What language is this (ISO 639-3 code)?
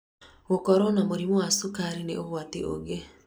kik